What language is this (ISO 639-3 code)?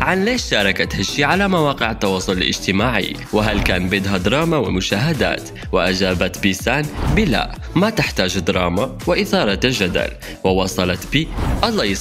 ara